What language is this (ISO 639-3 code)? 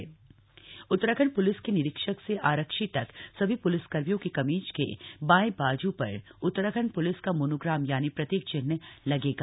hin